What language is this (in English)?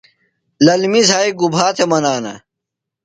Phalura